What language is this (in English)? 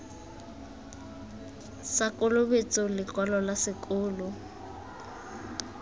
Tswana